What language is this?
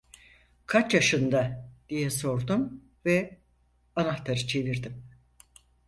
Turkish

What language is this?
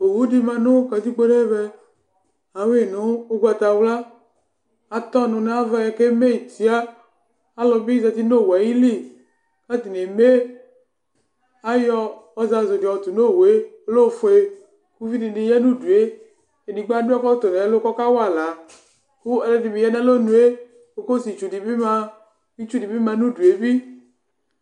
Ikposo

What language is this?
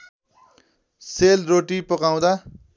Nepali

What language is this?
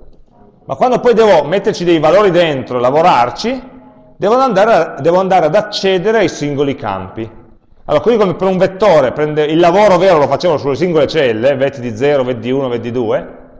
Italian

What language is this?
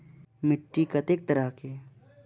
Maithili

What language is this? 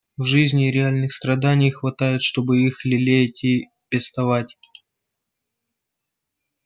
Russian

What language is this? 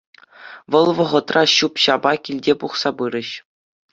Chuvash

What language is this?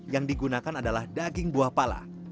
Indonesian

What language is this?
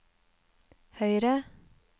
Norwegian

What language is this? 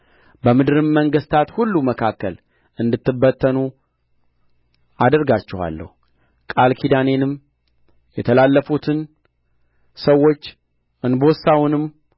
Amharic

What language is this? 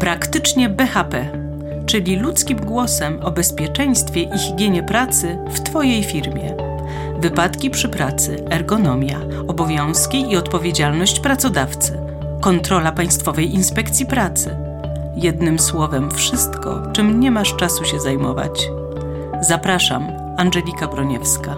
Polish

